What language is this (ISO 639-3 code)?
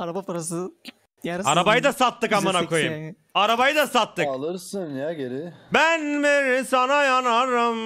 tur